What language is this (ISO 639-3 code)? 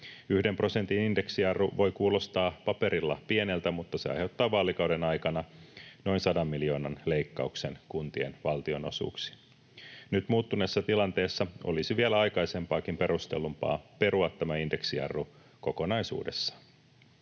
fin